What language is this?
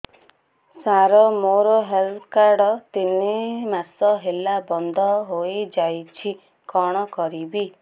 Odia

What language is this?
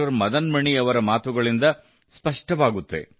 Kannada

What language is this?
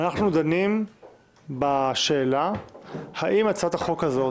Hebrew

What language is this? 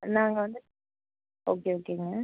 Tamil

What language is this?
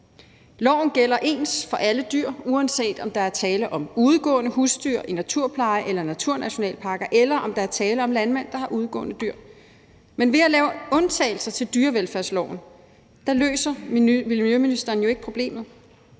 Danish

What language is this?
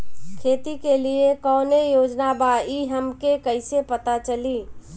Bhojpuri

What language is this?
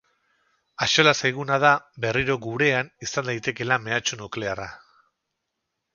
Basque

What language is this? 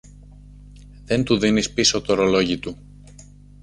Greek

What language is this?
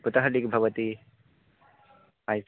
Sanskrit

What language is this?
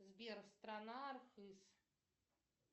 Russian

